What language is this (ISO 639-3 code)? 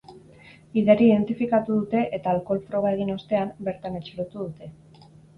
eus